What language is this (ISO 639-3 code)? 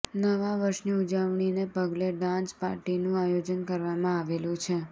guj